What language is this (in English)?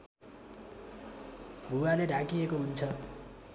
Nepali